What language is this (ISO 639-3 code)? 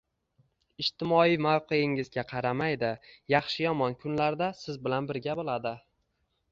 uzb